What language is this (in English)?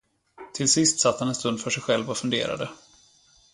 Swedish